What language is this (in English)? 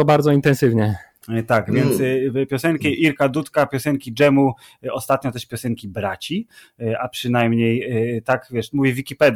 Polish